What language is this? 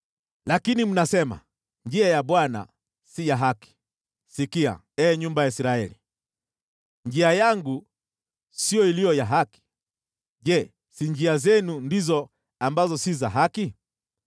Swahili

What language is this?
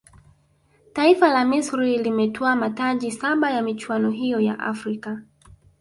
Swahili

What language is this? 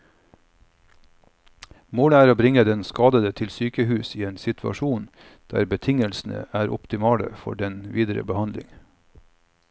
Norwegian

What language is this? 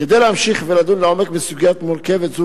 Hebrew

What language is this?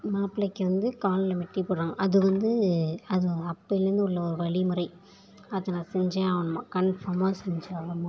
Tamil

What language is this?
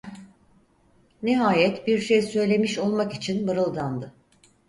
Turkish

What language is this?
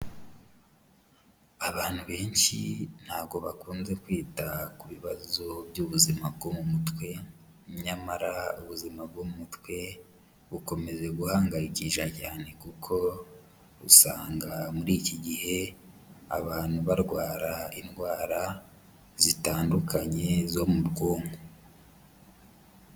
Kinyarwanda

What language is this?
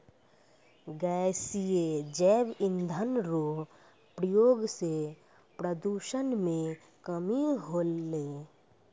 Maithili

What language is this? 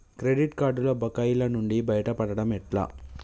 Telugu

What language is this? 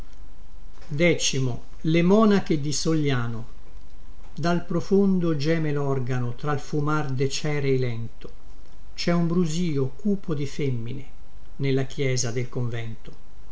Italian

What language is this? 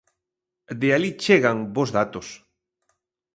Galician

